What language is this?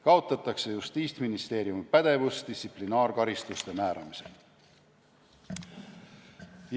Estonian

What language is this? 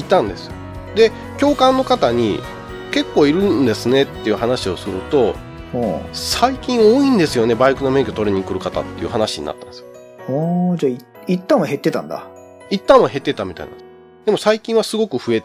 Japanese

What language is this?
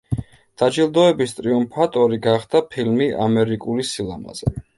Georgian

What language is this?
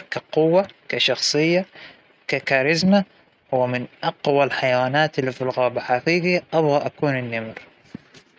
Hijazi Arabic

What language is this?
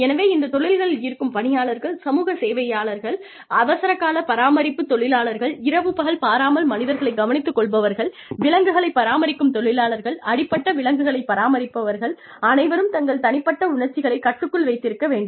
Tamil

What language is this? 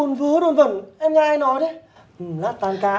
Vietnamese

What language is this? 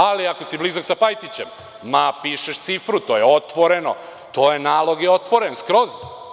Serbian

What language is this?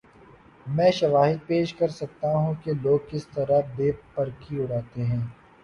Urdu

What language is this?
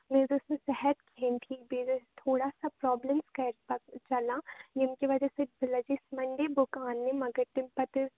Kashmiri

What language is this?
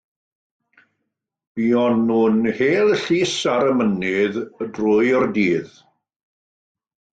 Welsh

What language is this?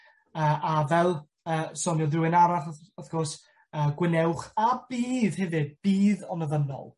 Welsh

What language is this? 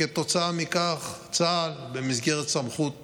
Hebrew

